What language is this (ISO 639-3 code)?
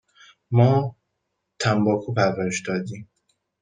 fas